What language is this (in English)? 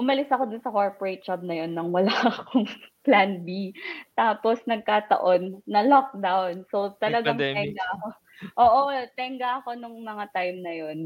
Filipino